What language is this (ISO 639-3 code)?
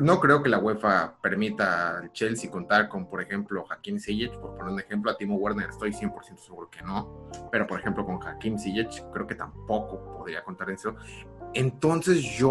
spa